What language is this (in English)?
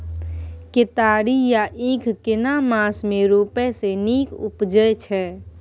Maithili